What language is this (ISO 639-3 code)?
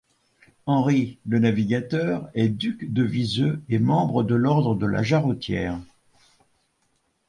fra